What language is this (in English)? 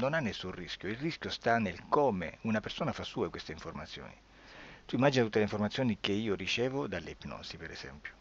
Italian